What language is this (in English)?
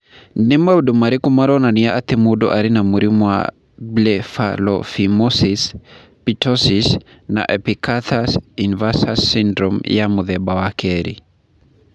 Kikuyu